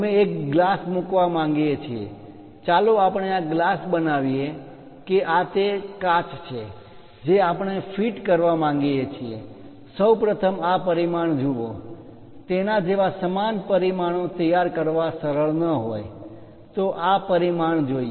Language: Gujarati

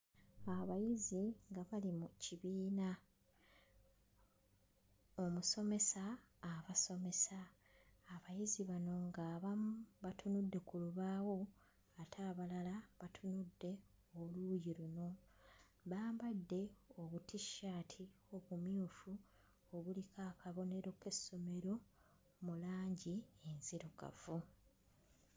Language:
Ganda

